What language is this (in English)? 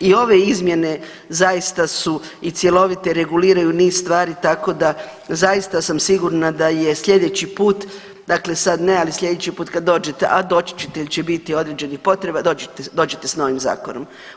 Croatian